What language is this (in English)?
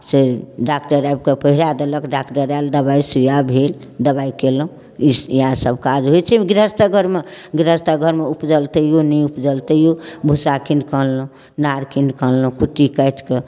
Maithili